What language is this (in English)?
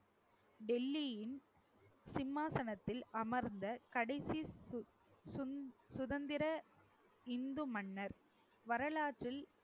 Tamil